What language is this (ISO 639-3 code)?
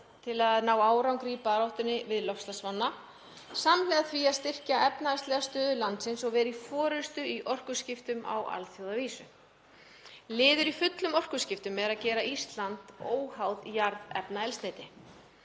isl